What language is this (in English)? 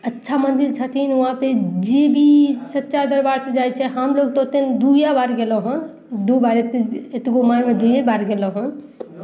Maithili